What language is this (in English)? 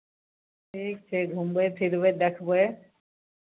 Maithili